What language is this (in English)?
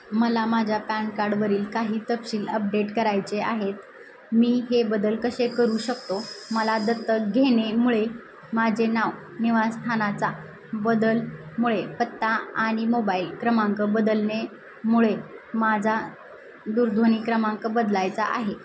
Marathi